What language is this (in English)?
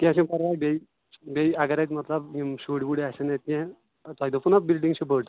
Kashmiri